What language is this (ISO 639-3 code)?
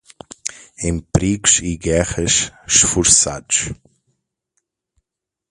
por